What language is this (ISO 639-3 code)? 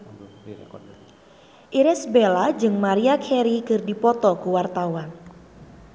sun